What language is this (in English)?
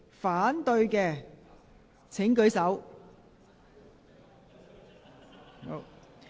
Cantonese